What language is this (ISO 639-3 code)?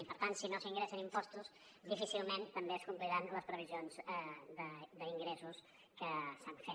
cat